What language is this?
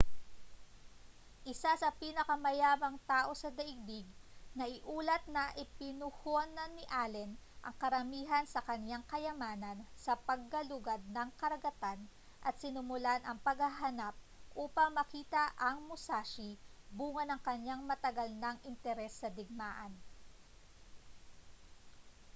Filipino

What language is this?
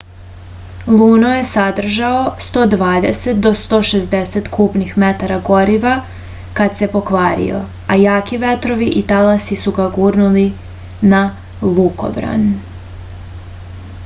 Serbian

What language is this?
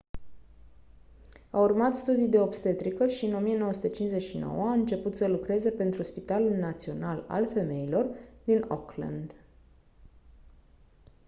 Romanian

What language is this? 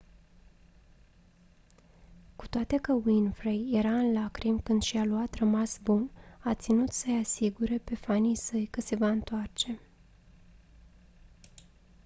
Romanian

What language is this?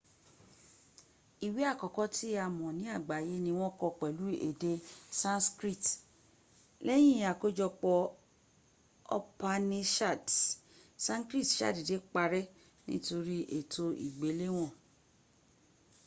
Yoruba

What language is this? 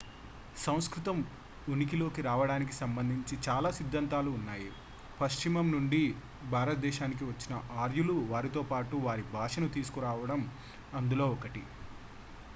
Telugu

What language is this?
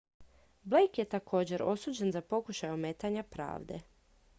Croatian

